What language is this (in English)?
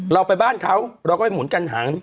Thai